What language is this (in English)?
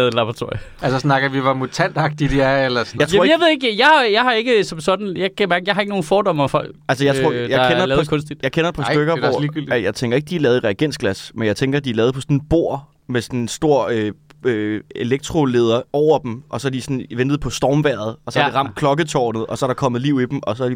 Danish